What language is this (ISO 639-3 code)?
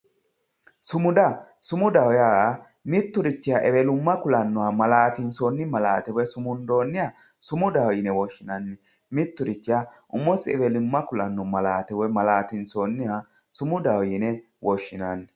sid